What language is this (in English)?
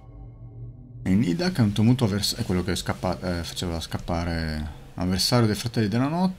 Italian